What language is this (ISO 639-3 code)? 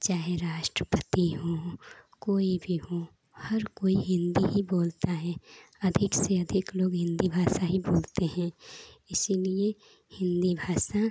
hin